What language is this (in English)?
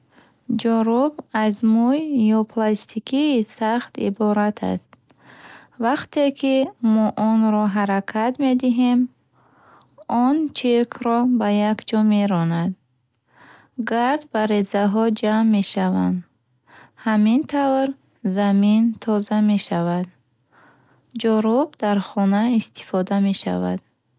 Bukharic